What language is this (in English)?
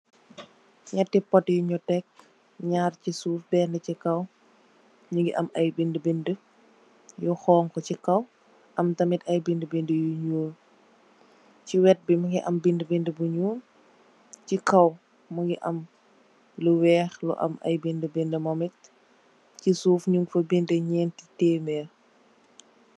Wolof